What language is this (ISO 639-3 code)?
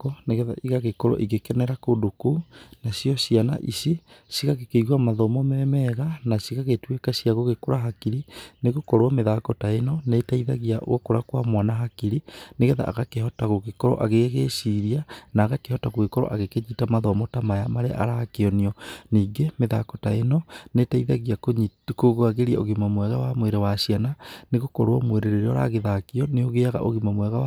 kik